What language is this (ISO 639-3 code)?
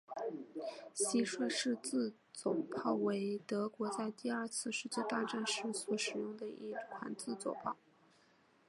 zho